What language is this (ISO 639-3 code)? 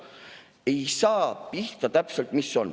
est